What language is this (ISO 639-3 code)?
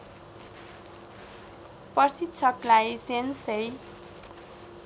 nep